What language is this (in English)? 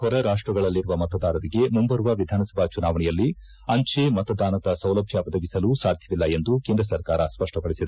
Kannada